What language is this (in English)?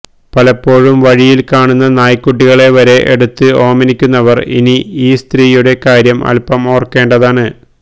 Malayalam